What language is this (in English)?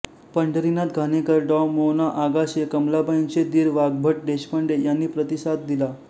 Marathi